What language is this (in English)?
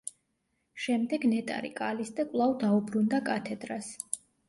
Georgian